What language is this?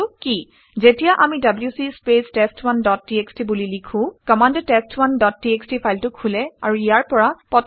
Assamese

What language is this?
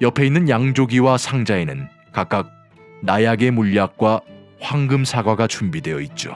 Korean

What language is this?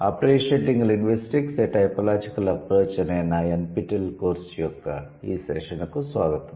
Telugu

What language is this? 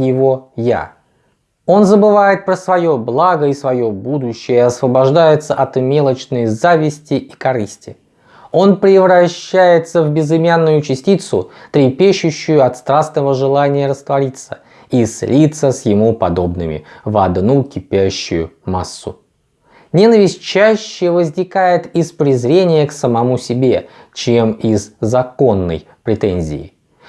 Russian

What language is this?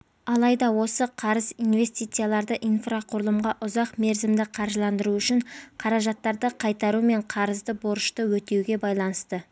Kazakh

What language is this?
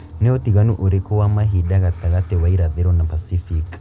Kikuyu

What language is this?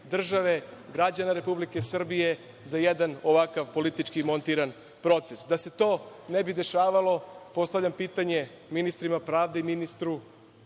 Serbian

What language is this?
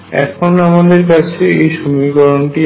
Bangla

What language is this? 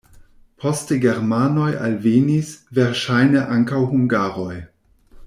Esperanto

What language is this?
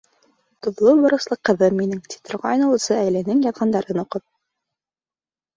Bashkir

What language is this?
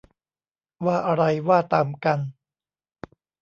Thai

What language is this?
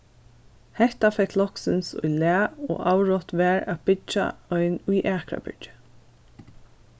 Faroese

